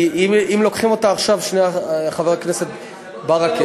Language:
Hebrew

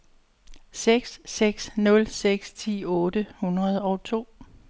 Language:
Danish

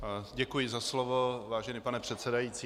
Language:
Czech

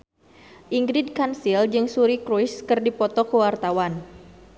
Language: Sundanese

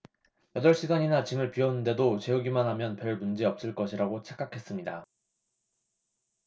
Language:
Korean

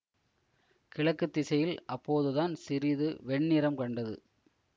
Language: Tamil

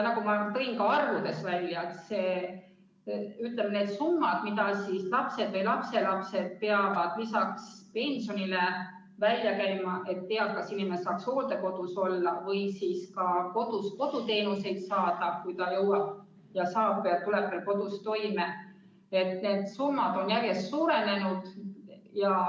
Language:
Estonian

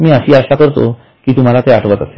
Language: Marathi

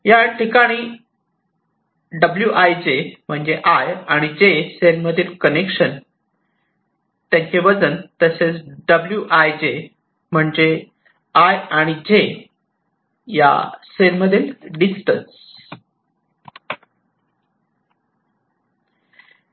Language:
Marathi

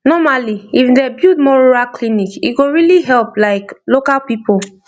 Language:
Nigerian Pidgin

